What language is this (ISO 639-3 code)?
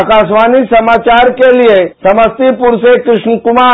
hin